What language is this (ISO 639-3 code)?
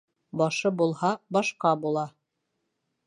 bak